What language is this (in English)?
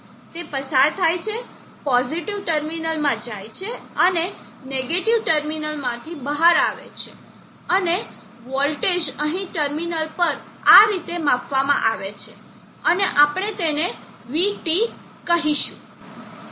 Gujarati